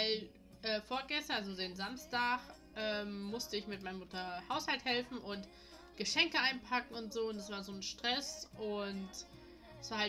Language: German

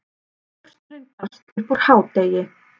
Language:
Icelandic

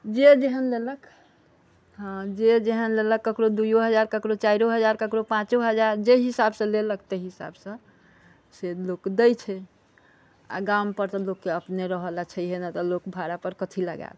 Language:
Maithili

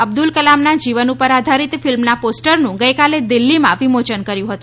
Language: Gujarati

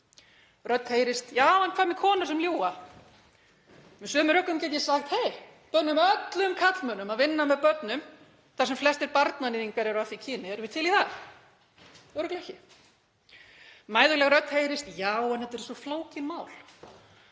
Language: Icelandic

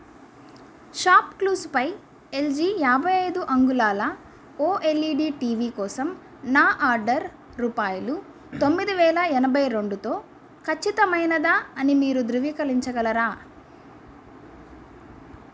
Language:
Telugu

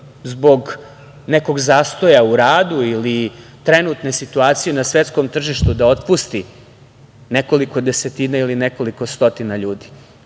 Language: Serbian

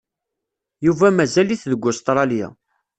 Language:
Kabyle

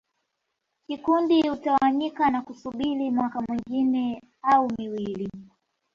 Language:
Swahili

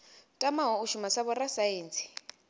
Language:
Venda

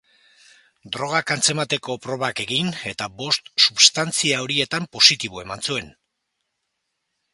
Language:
Basque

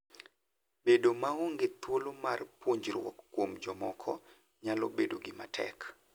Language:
Luo (Kenya and Tanzania)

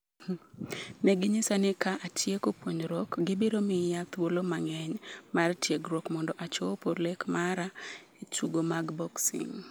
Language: Luo (Kenya and Tanzania)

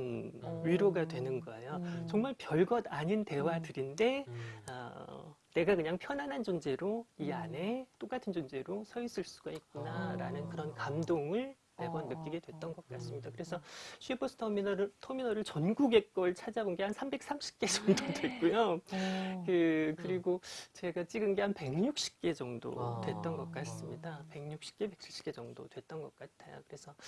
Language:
Korean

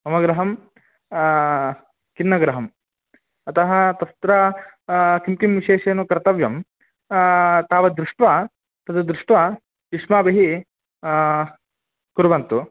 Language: Sanskrit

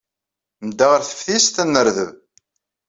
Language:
Kabyle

